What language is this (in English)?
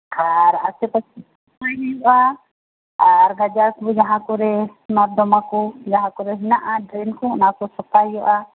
Santali